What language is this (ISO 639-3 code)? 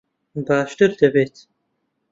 ckb